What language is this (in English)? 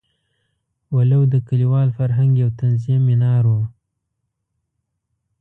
Pashto